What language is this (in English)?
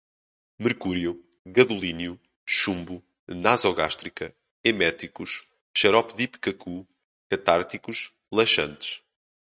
Portuguese